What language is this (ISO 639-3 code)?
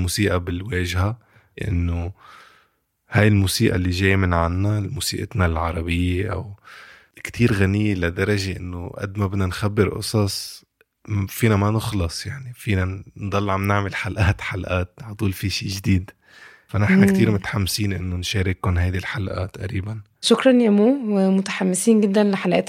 ara